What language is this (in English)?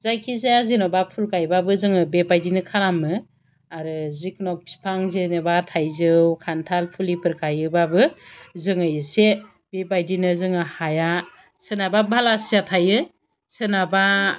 Bodo